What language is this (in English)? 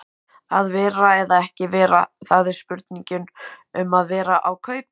Icelandic